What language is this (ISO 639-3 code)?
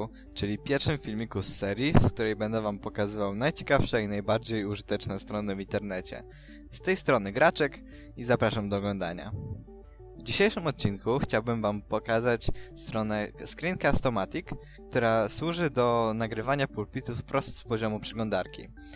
pol